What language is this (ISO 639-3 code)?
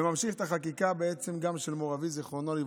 heb